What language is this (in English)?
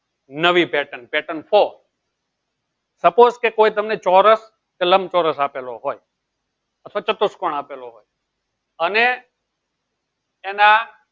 Gujarati